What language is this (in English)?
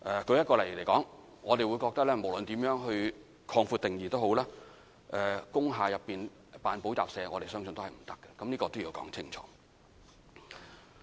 Cantonese